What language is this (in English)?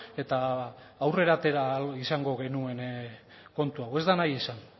Basque